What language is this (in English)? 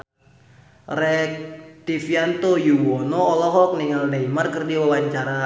Sundanese